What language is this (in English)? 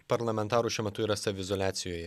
Lithuanian